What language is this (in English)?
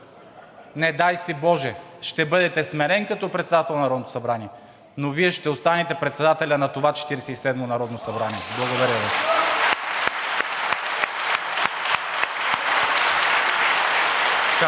Bulgarian